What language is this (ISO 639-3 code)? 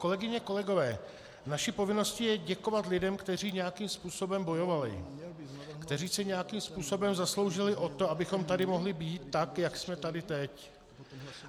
ces